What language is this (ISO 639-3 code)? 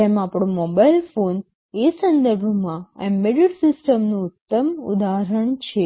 guj